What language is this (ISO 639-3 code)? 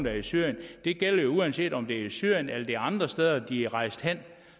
dan